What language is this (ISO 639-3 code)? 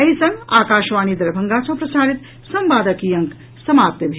mai